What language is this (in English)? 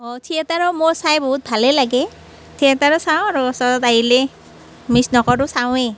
Assamese